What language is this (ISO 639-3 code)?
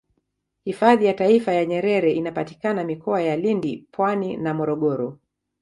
swa